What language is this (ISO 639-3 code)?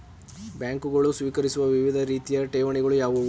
kan